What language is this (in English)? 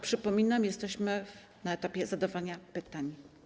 Polish